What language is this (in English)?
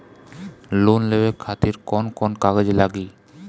Bhojpuri